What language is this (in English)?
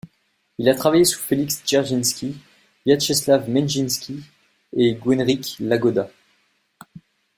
French